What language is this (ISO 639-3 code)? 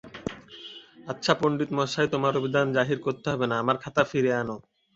ben